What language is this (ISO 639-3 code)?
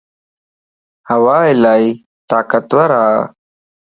lss